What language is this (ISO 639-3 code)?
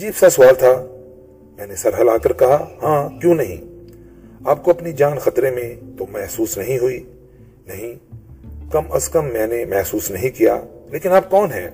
urd